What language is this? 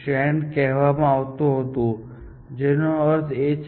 Gujarati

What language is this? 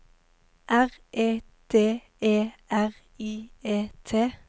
Norwegian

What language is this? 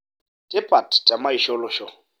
Masai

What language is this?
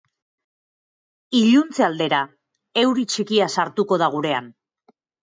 Basque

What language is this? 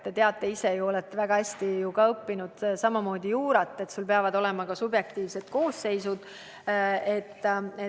Estonian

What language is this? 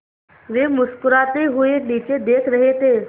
Hindi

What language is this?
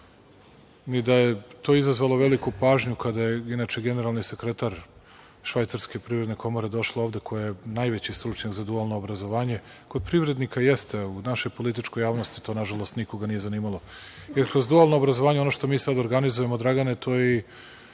Serbian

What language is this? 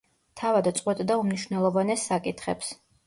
Georgian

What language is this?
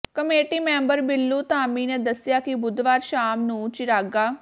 Punjabi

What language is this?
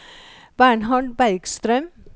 Norwegian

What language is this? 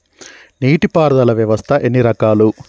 Telugu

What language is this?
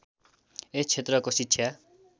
Nepali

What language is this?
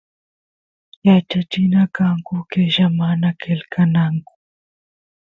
Santiago del Estero Quichua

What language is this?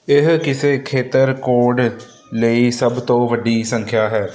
Punjabi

